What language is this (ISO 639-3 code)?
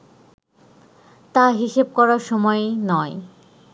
ben